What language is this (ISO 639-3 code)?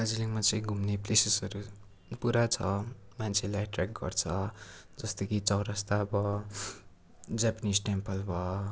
nep